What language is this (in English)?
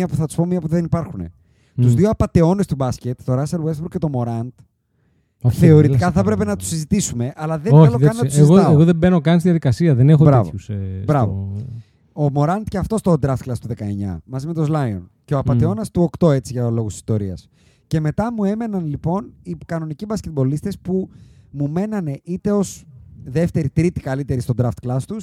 Greek